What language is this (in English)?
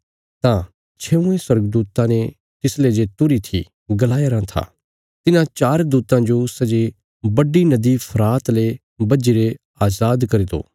Bilaspuri